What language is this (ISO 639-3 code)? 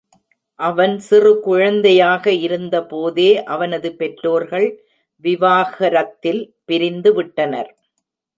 tam